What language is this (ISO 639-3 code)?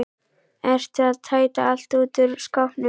isl